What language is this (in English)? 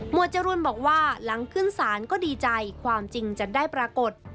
Thai